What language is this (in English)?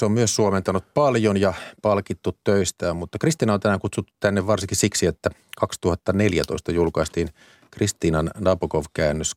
Finnish